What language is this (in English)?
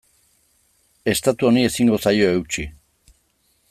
Basque